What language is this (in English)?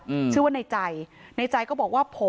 Thai